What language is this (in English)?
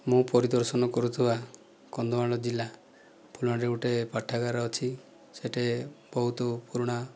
Odia